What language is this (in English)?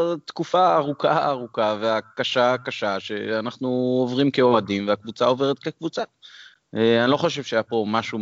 Hebrew